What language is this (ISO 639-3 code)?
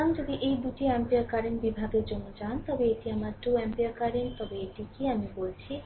ben